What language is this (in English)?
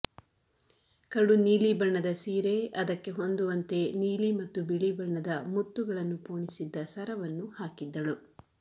Kannada